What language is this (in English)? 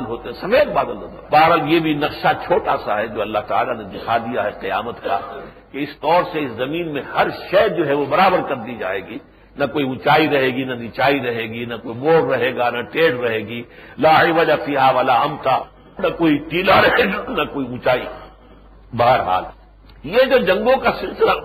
Urdu